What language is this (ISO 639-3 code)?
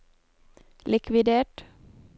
nor